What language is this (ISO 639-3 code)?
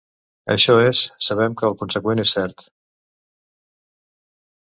cat